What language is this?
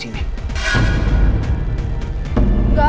Indonesian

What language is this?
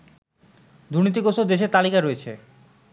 Bangla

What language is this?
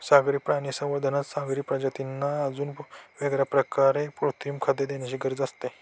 Marathi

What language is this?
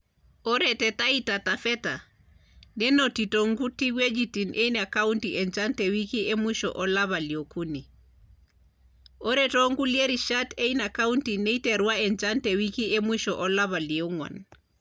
Masai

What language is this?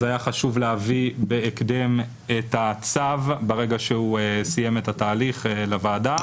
Hebrew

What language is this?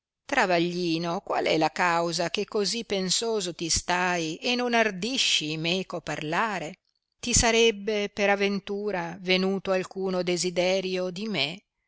Italian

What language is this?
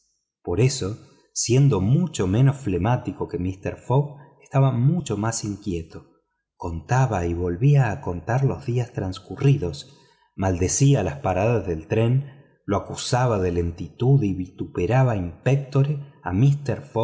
Spanish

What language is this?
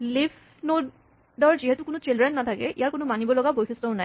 Assamese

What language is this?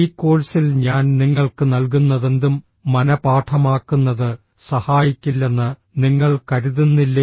Malayalam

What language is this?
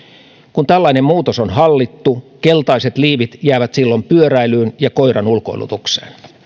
Finnish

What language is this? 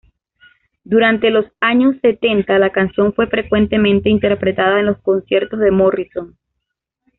Spanish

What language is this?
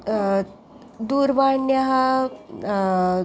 Sanskrit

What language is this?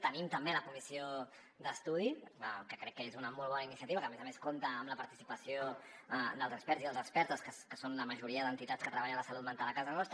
Catalan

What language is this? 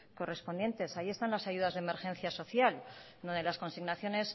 Spanish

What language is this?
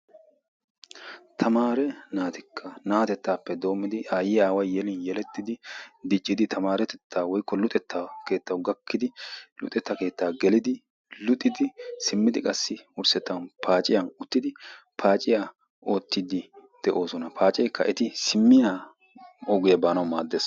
Wolaytta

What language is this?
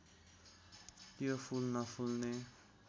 Nepali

